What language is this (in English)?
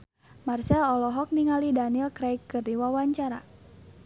Sundanese